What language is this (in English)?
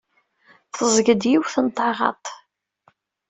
Kabyle